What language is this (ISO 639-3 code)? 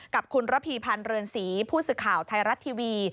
tha